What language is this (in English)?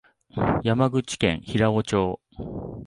Japanese